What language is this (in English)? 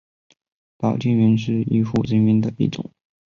Chinese